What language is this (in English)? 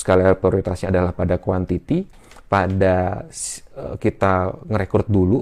Indonesian